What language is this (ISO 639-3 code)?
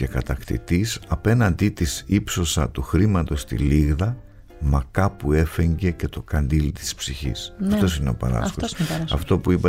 ell